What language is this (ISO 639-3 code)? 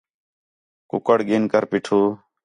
xhe